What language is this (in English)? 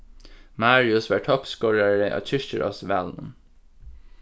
Faroese